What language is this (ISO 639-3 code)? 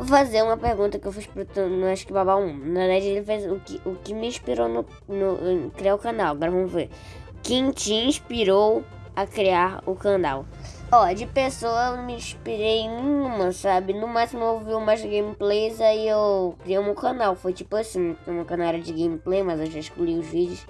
por